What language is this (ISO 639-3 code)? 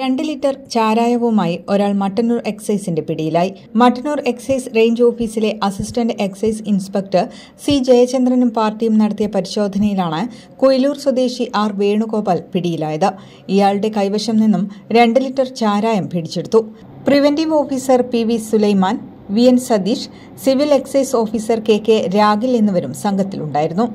mal